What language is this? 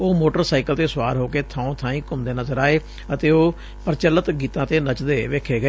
Punjabi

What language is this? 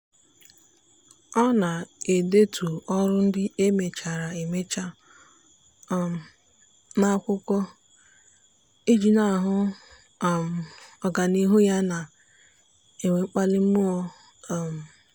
Igbo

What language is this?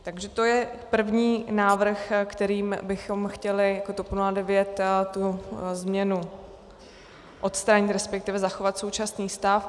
Czech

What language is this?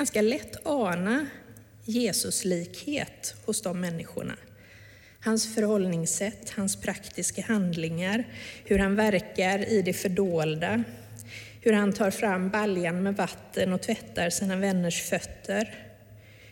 Swedish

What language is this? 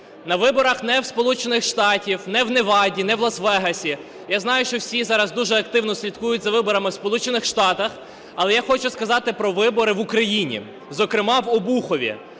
Ukrainian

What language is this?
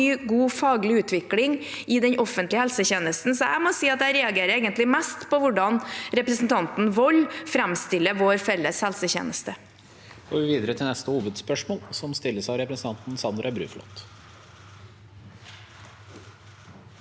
Norwegian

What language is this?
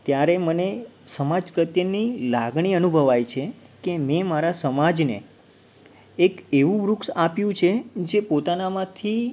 Gujarati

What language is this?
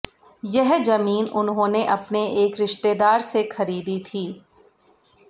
Hindi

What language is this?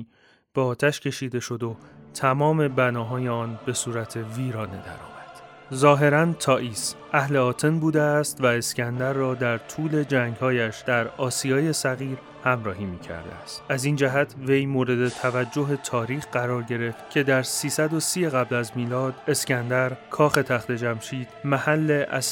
Persian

